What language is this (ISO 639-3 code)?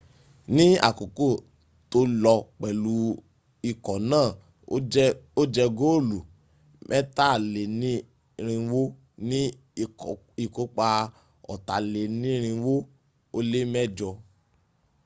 yor